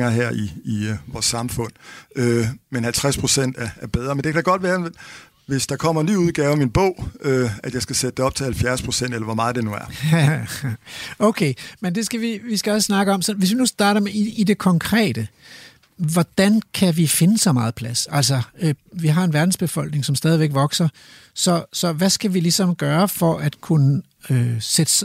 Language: Danish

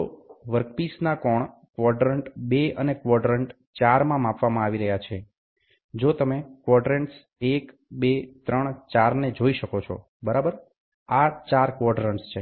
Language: Gujarati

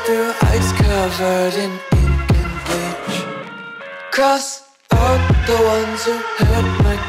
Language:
English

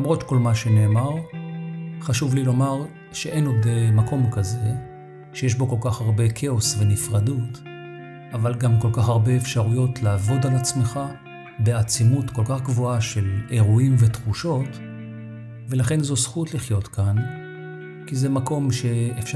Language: Hebrew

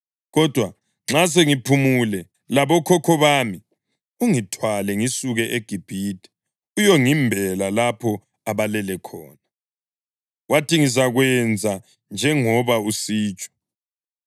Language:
North Ndebele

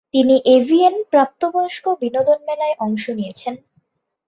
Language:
Bangla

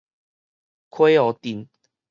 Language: Min Nan Chinese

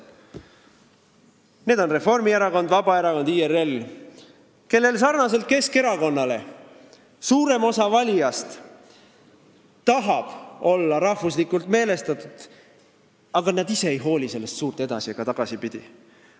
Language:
Estonian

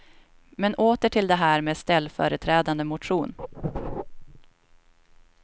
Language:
Swedish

